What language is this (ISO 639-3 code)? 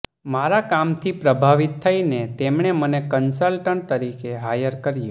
guj